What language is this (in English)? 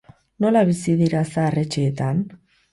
Basque